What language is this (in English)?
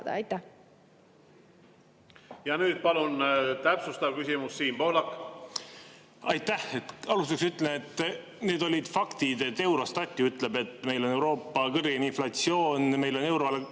Estonian